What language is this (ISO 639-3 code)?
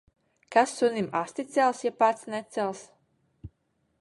lav